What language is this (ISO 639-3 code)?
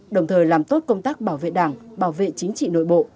vie